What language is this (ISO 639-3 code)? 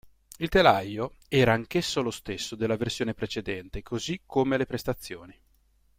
ita